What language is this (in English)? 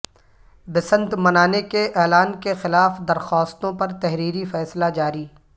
Urdu